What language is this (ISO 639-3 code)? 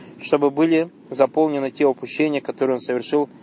rus